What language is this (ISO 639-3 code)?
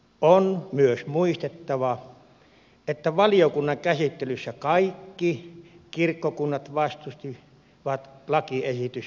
fin